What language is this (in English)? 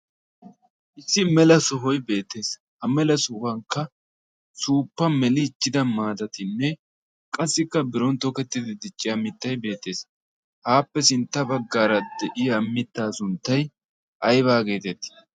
Wolaytta